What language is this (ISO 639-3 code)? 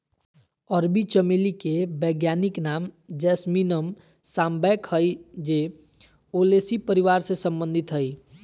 mag